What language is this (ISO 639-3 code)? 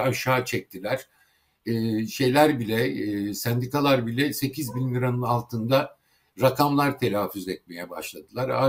tur